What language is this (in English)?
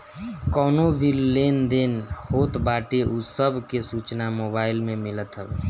Bhojpuri